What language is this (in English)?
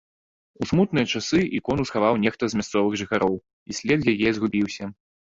Belarusian